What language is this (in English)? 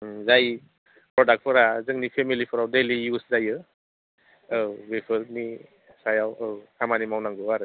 Bodo